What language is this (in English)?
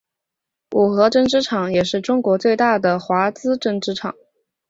Chinese